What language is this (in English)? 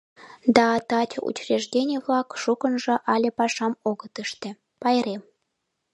Mari